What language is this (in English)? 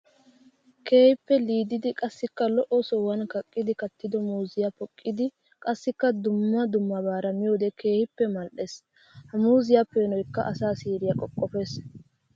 Wolaytta